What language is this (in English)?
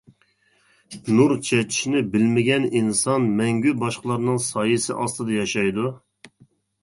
Uyghur